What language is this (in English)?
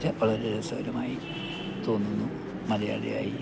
Malayalam